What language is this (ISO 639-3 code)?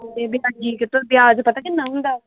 pan